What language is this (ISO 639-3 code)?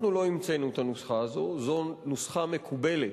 heb